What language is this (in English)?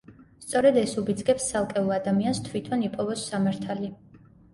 Georgian